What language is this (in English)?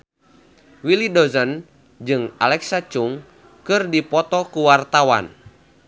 Sundanese